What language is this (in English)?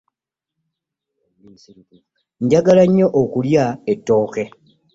Ganda